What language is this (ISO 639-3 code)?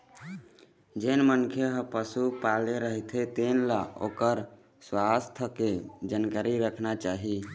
hne